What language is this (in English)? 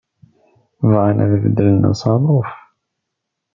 Kabyle